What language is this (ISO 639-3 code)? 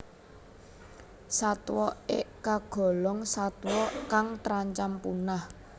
jav